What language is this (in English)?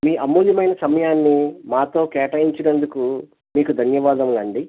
Telugu